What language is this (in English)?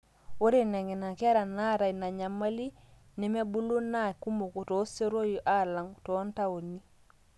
Masai